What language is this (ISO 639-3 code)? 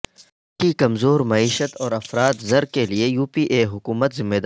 urd